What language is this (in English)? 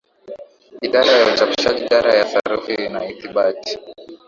Swahili